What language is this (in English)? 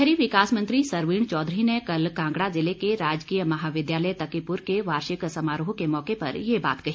Hindi